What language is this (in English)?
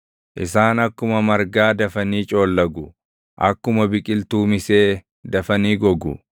Oromo